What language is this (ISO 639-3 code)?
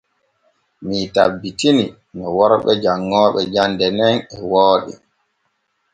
fue